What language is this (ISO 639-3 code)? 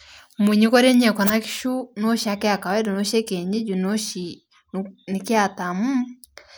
mas